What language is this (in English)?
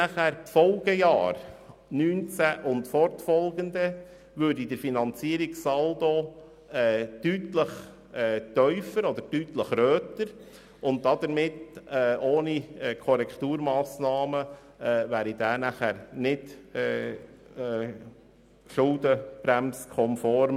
Swiss German